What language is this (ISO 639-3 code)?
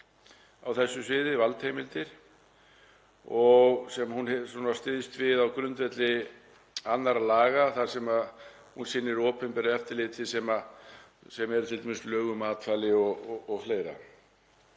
isl